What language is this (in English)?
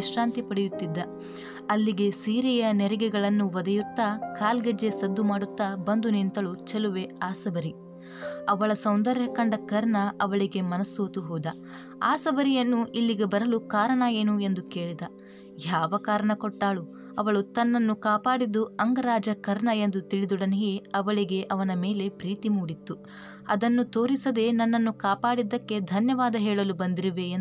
Kannada